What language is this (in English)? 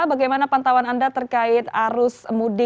Indonesian